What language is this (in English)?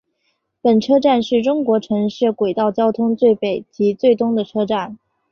Chinese